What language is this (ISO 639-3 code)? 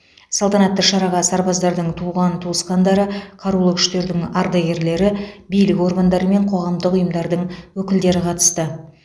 kaz